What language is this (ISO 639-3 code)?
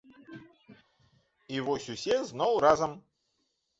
bel